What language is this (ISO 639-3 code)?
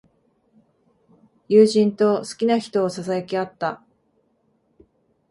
jpn